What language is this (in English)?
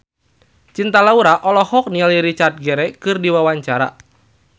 Sundanese